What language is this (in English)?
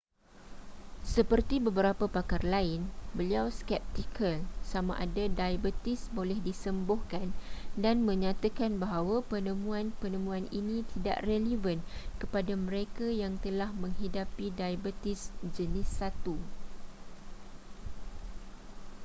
Malay